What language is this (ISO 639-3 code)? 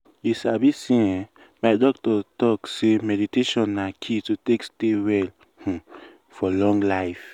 pcm